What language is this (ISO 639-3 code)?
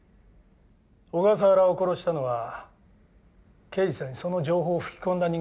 jpn